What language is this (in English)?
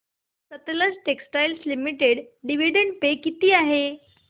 Marathi